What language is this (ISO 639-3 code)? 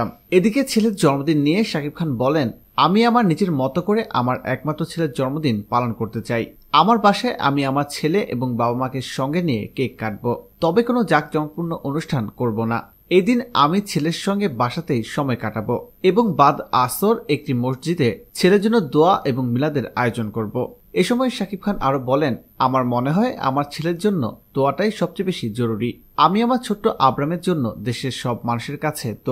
fas